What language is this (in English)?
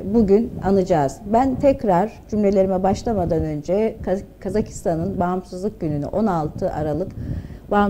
Turkish